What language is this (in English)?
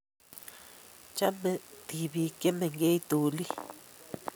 Kalenjin